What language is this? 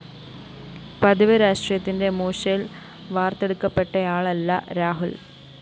Malayalam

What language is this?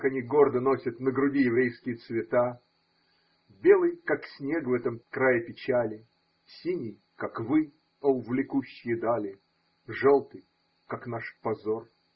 Russian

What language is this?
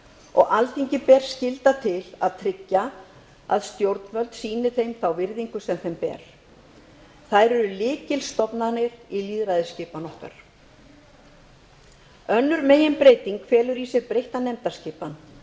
Icelandic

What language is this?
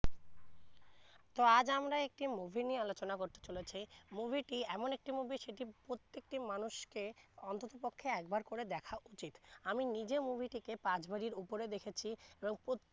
Bangla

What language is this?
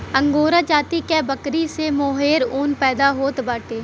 Bhojpuri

